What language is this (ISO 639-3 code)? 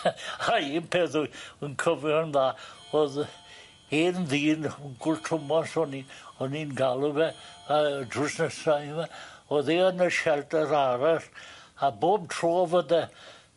cym